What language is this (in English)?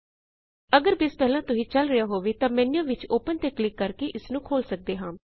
Punjabi